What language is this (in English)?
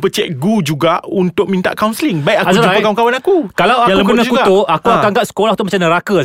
Malay